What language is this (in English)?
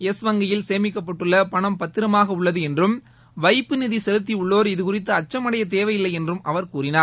Tamil